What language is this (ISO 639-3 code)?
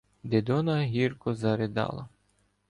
ukr